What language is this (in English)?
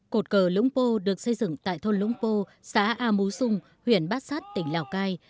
Vietnamese